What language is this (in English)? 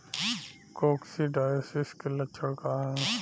Bhojpuri